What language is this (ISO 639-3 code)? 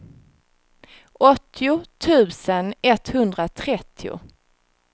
swe